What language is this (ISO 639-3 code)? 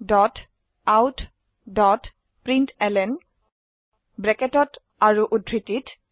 asm